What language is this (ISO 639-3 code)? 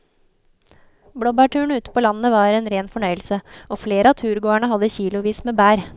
nor